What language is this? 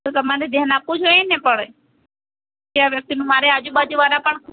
Gujarati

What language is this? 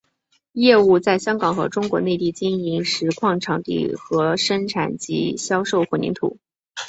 Chinese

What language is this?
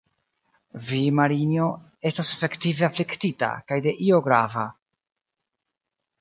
Esperanto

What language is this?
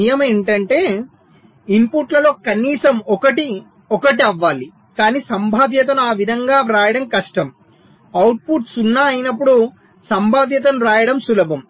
Telugu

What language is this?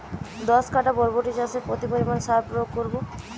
Bangla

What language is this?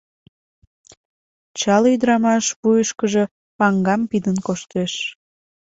Mari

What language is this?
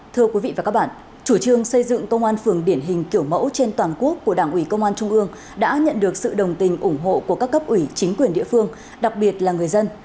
Vietnamese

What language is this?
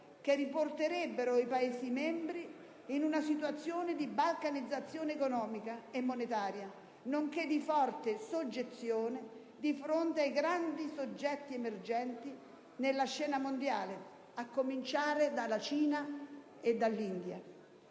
Italian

